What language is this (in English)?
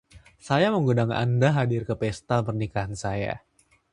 Indonesian